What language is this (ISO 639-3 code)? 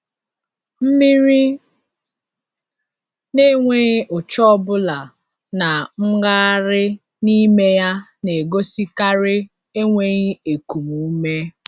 ibo